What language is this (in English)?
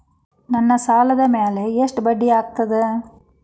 Kannada